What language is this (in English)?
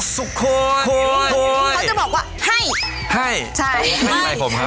Thai